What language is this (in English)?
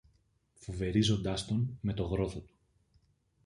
Greek